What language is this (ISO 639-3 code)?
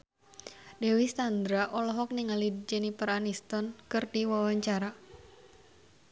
sun